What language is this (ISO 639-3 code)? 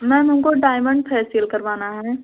hin